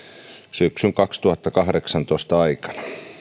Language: Finnish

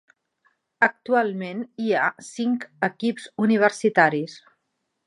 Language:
Catalan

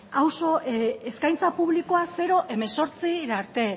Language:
Basque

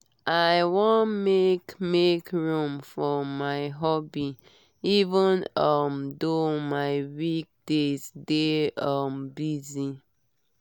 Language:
Nigerian Pidgin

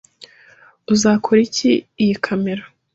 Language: Kinyarwanda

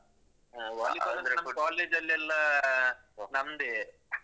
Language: Kannada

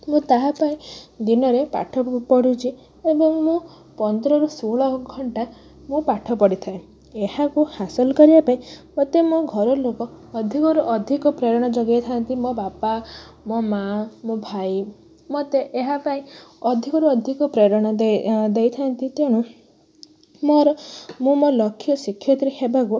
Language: Odia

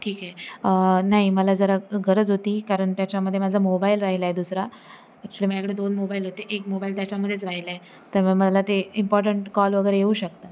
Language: Marathi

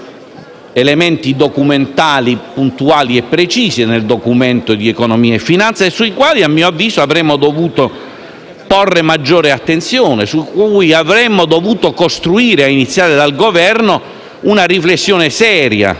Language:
Italian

